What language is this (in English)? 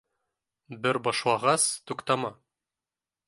Bashkir